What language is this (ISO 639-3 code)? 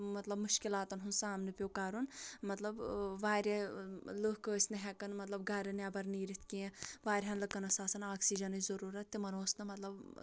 kas